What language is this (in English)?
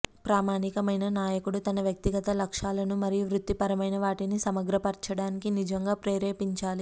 Telugu